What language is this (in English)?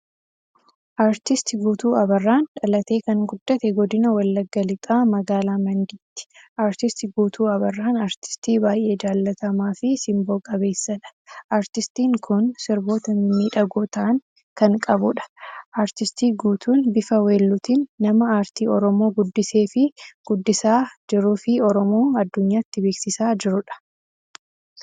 Oromo